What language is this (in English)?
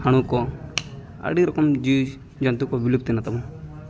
Santali